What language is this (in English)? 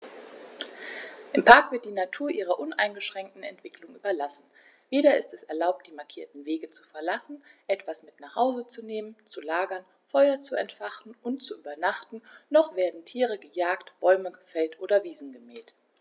German